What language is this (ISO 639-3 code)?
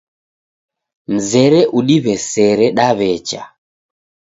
dav